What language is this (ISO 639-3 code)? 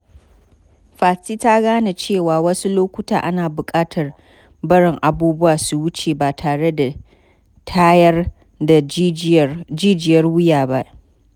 hau